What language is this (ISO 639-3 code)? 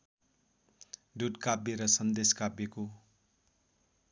nep